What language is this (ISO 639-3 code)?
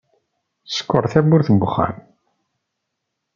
kab